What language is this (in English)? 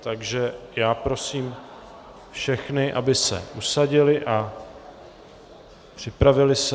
Czech